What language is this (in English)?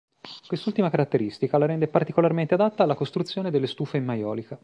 Italian